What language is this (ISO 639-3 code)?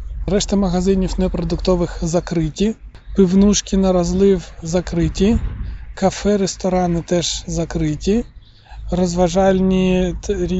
ukr